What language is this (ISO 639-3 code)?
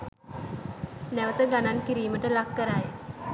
sin